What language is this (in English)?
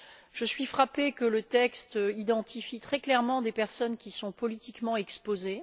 French